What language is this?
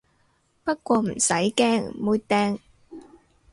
Cantonese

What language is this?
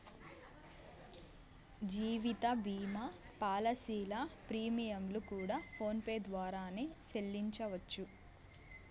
Telugu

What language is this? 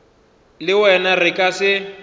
Northern Sotho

